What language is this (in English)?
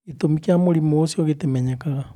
Kikuyu